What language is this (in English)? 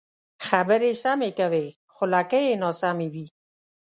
Pashto